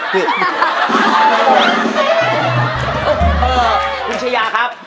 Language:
Thai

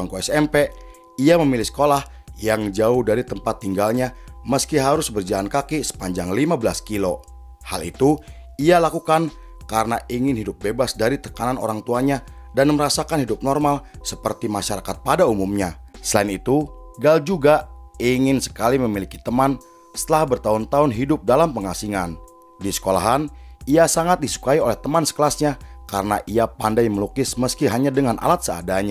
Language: Indonesian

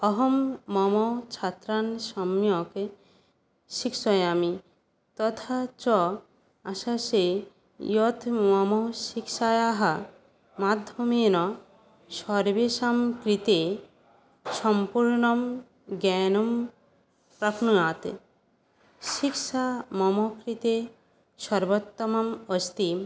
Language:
Sanskrit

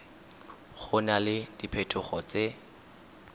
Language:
Tswana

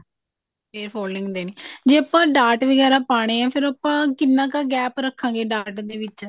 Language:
Punjabi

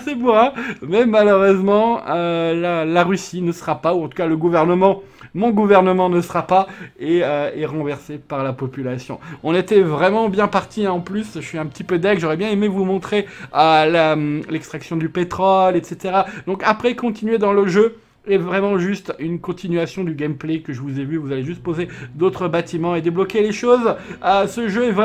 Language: French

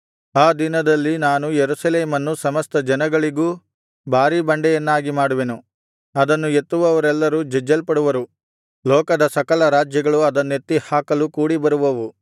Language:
Kannada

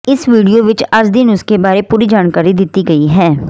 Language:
Punjabi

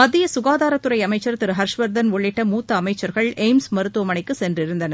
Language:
Tamil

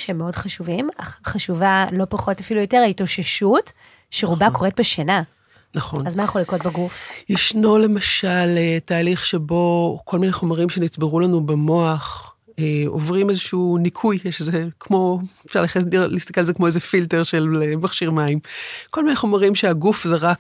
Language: Hebrew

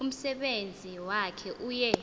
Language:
Xhosa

